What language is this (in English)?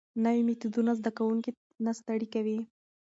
Pashto